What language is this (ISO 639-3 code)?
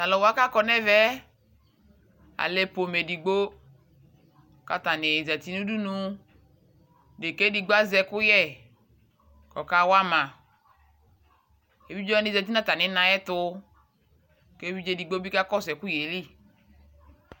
kpo